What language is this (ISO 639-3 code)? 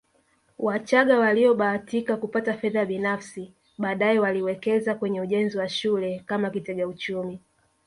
swa